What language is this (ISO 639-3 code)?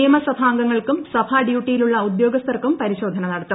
mal